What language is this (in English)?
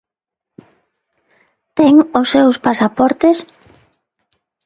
Galician